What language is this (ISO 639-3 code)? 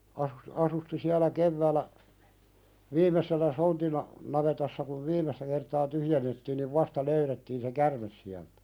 fin